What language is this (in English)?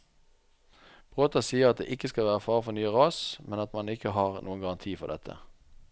Norwegian